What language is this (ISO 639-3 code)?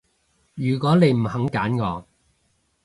yue